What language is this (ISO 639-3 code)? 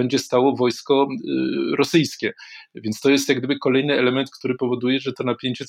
pol